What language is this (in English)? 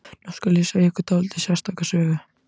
Icelandic